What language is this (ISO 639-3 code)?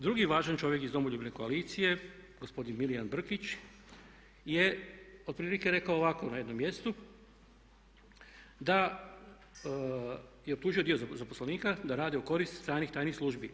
hrv